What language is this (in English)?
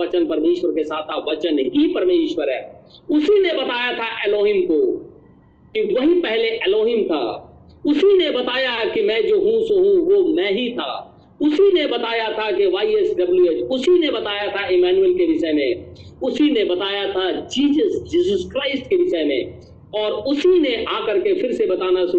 Hindi